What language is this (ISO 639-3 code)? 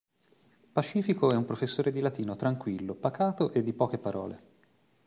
ita